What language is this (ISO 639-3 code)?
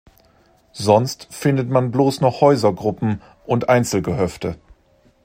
deu